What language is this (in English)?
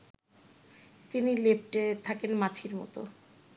Bangla